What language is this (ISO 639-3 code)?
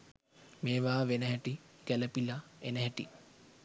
sin